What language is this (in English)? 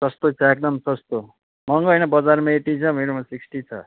Nepali